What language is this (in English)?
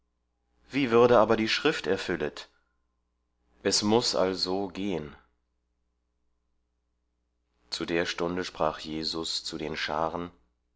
German